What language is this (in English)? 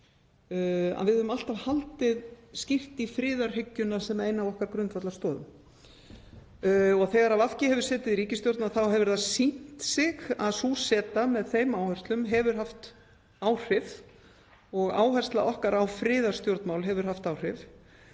Icelandic